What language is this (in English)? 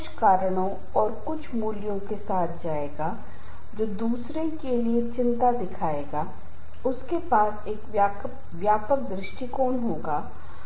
Hindi